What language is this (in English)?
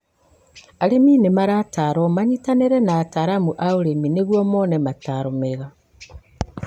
Kikuyu